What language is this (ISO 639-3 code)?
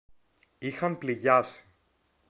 ell